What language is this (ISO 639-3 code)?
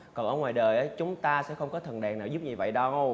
vie